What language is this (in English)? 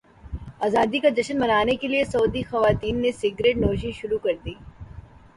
Urdu